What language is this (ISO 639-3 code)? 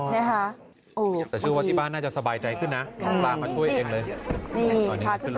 tha